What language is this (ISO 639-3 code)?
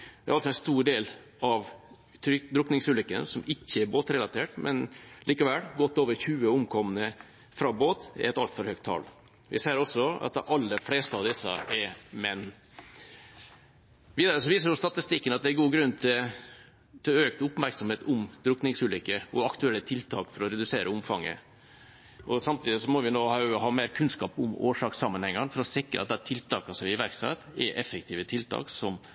nob